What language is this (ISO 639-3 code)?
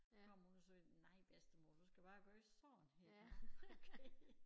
dan